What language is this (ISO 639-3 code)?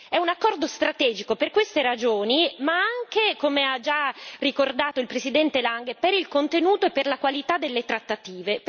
ita